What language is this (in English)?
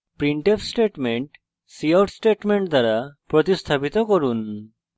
Bangla